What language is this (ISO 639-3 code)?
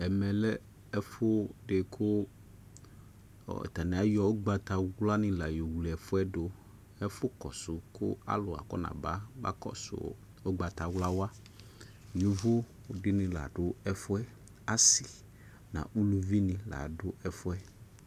kpo